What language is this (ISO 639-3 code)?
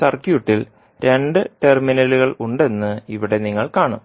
mal